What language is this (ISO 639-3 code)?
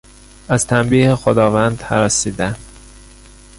fas